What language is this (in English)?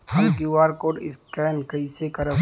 Bhojpuri